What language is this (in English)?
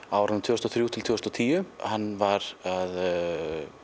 Icelandic